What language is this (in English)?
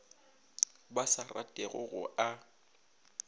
Northern Sotho